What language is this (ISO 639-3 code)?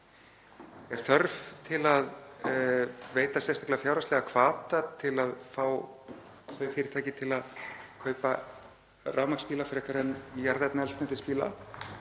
isl